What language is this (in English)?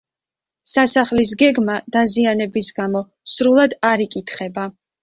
Georgian